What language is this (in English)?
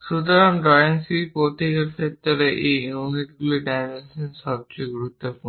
Bangla